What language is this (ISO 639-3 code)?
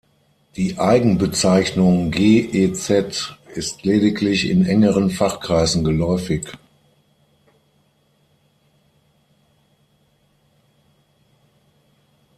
deu